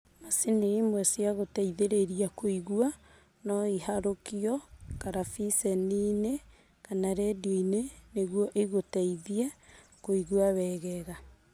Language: Kikuyu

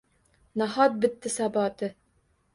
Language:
Uzbek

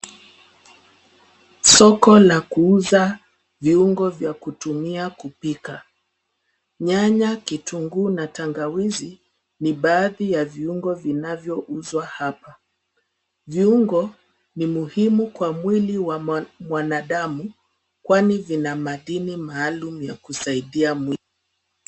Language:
Swahili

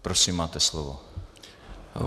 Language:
Czech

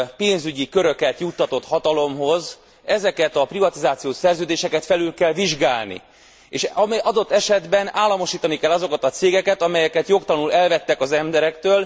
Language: Hungarian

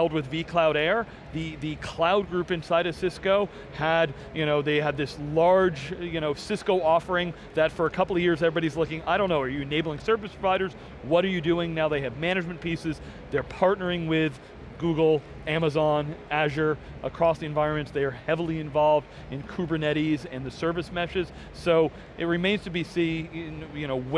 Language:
English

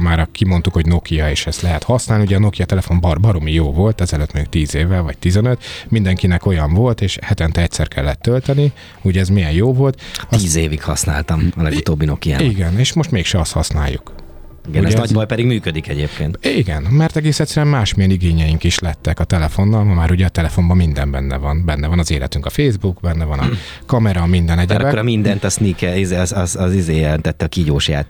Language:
Hungarian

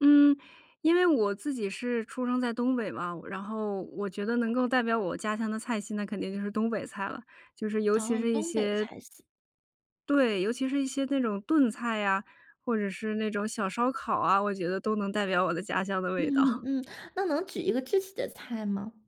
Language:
Chinese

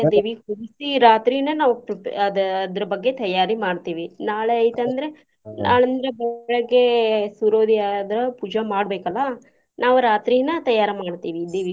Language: Kannada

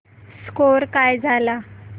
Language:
Marathi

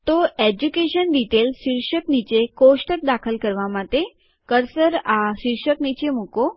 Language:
Gujarati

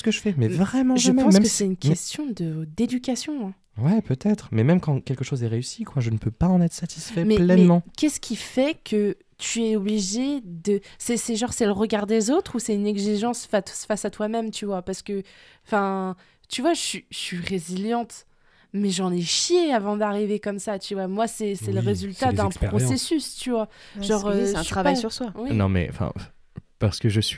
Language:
French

